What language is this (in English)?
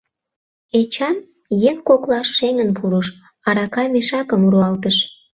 Mari